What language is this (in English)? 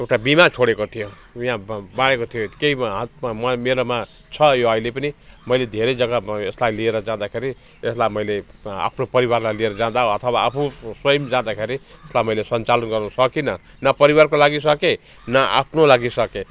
Nepali